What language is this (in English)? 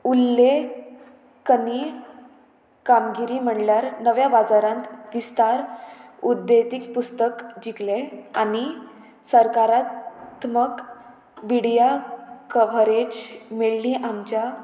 Konkani